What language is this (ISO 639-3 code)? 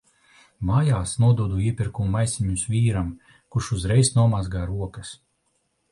lav